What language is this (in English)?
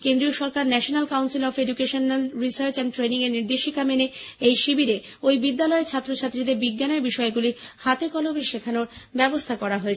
Bangla